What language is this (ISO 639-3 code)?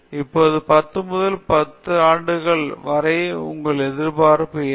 tam